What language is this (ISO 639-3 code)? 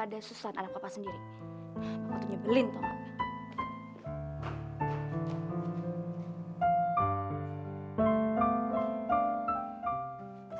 ind